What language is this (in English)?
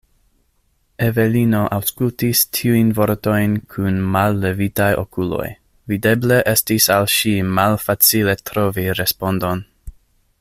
Esperanto